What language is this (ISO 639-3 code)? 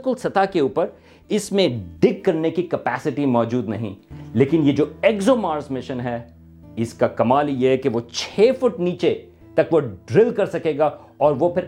urd